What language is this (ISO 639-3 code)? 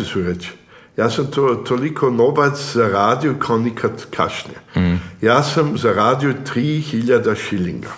hrv